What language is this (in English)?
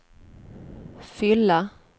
Swedish